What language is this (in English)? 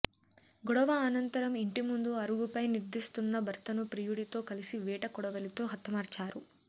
Telugu